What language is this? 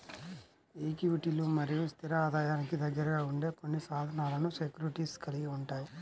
Telugu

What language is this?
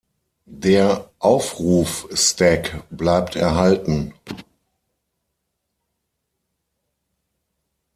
German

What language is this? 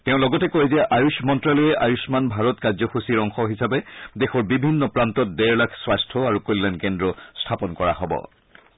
Assamese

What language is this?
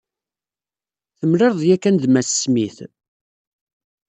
Kabyle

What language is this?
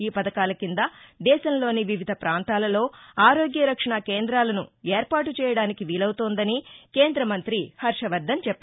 Telugu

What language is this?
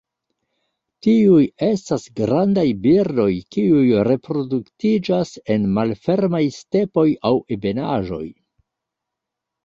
Esperanto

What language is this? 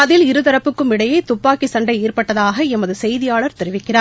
Tamil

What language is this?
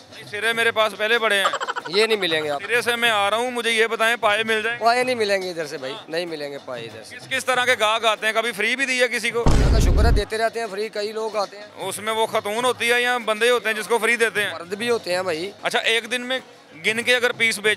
Hindi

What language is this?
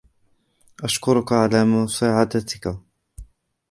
Arabic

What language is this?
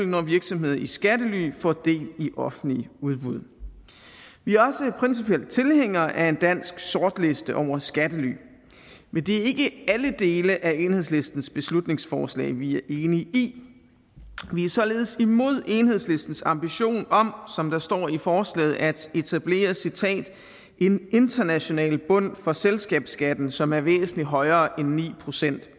Danish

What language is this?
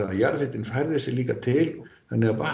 Icelandic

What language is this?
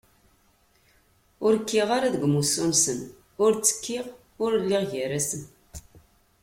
Kabyle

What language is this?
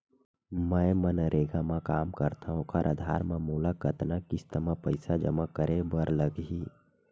Chhattisgarhi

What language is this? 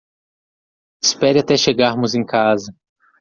Portuguese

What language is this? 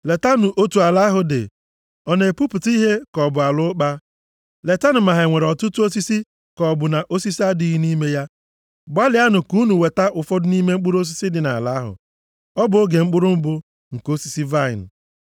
Igbo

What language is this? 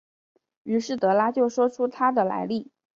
Chinese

